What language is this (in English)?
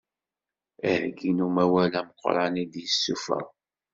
Kabyle